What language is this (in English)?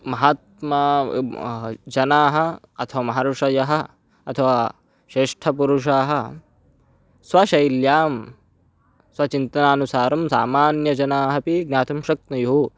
Sanskrit